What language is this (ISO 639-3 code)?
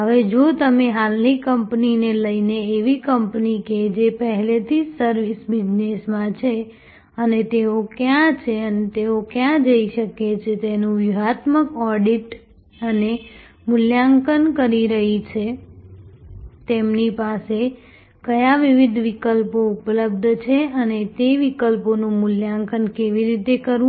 guj